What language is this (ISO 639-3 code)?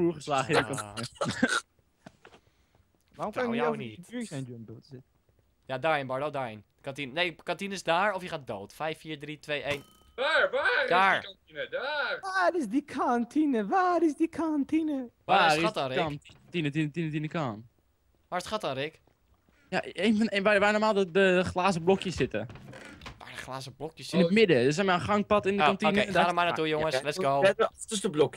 nld